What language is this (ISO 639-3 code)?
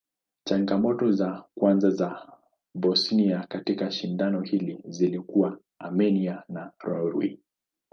swa